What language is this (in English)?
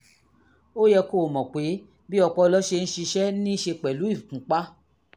Yoruba